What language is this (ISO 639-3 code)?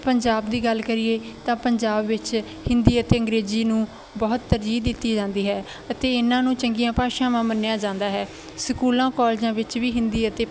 pan